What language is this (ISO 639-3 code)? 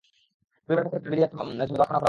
ben